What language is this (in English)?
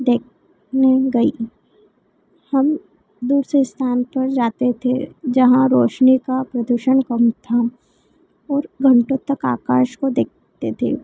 Hindi